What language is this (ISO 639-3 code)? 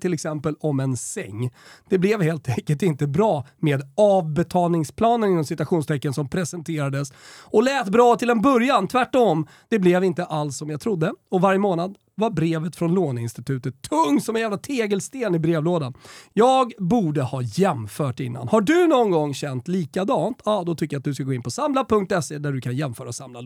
swe